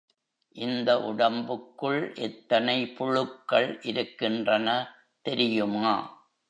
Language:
Tamil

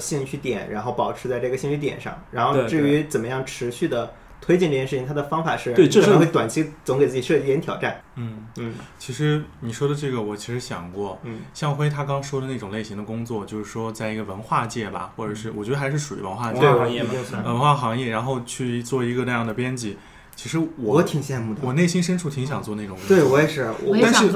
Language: Chinese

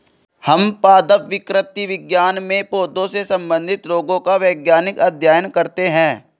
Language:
Hindi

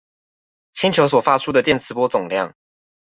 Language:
Chinese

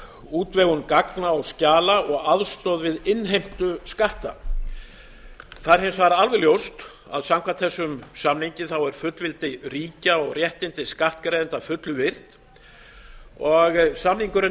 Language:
Icelandic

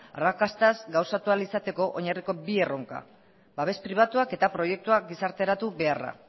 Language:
Basque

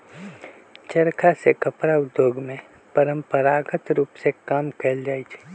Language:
Magahi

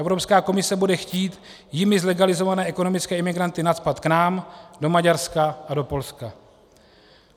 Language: Czech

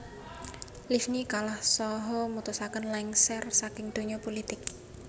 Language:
Javanese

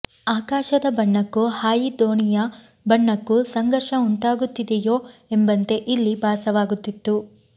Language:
Kannada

